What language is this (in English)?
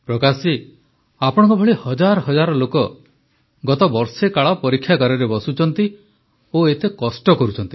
Odia